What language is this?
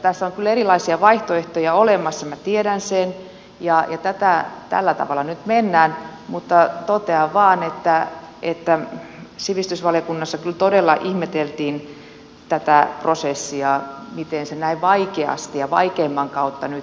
Finnish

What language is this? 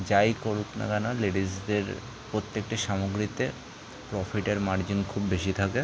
Bangla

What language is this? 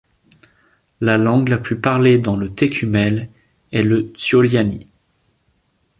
French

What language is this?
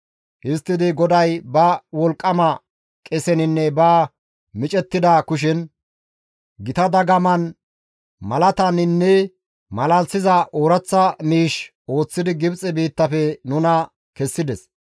Gamo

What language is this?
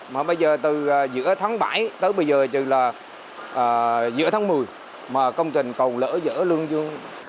Vietnamese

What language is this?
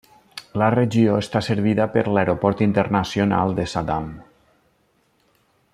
Catalan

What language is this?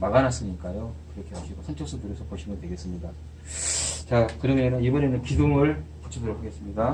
Korean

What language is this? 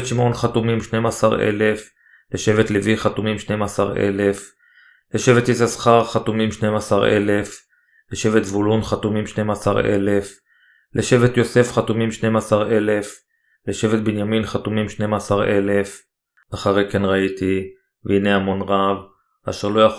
Hebrew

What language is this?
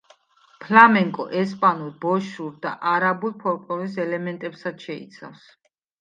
Georgian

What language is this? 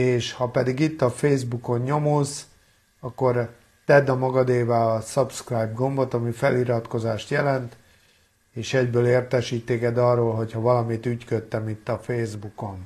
Hungarian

